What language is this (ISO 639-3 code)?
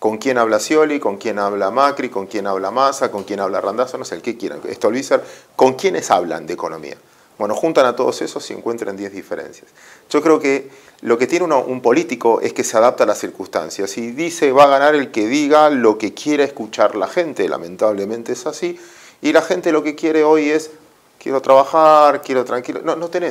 spa